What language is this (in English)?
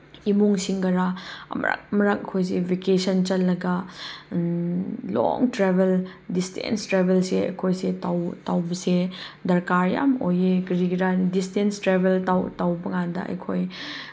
Manipuri